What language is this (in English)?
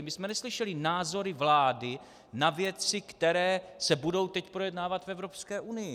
Czech